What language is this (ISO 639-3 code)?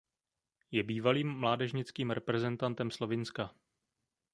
ces